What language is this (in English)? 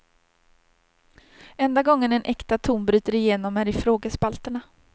Swedish